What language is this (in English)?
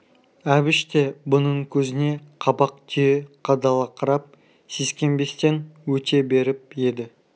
Kazakh